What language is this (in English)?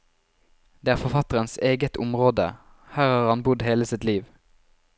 Norwegian